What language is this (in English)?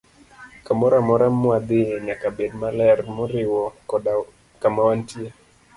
Luo (Kenya and Tanzania)